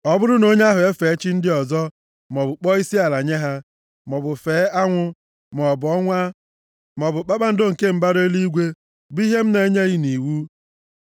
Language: Igbo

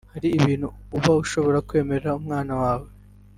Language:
Kinyarwanda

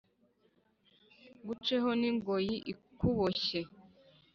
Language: Kinyarwanda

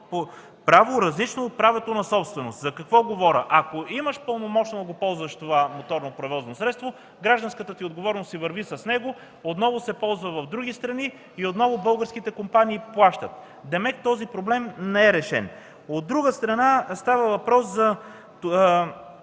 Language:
Bulgarian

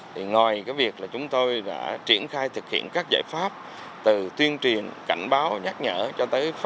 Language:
Vietnamese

